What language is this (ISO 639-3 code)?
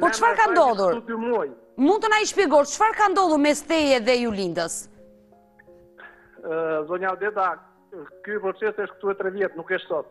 ron